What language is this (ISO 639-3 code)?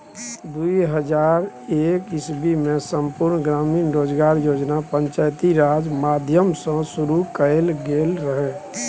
mai